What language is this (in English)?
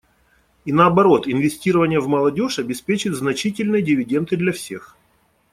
Russian